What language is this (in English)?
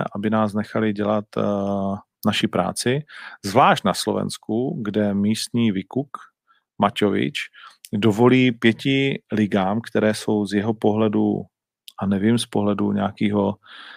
Czech